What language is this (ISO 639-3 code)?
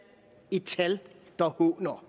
dan